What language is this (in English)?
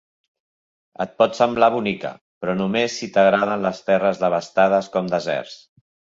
Catalan